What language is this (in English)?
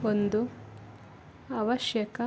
Kannada